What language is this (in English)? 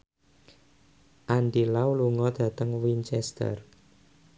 Javanese